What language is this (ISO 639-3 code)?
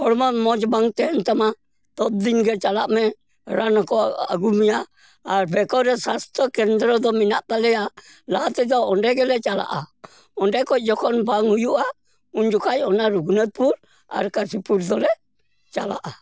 sat